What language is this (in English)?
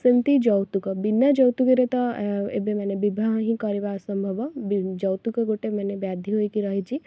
Odia